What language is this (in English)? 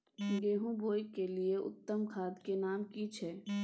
Maithili